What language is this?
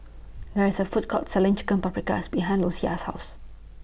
English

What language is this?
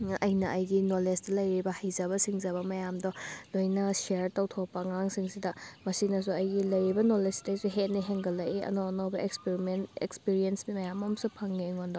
Manipuri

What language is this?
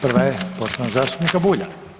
Croatian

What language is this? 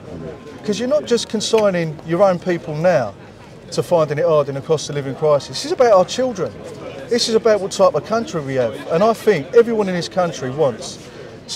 English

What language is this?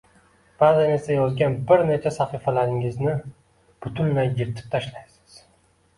Uzbek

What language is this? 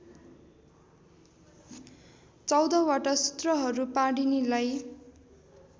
Nepali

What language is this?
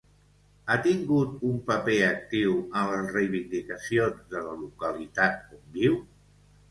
Catalan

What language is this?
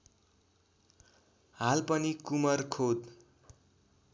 Nepali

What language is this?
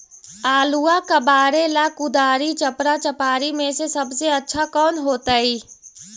Magahi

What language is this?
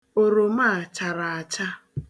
Igbo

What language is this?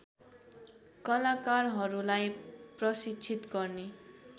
Nepali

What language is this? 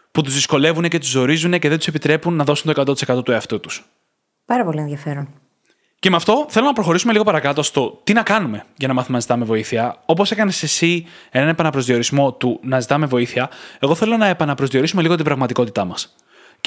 Greek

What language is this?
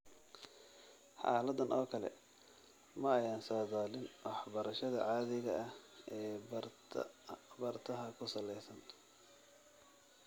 Somali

